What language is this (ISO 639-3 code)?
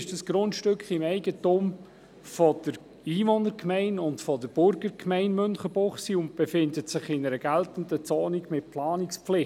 gsw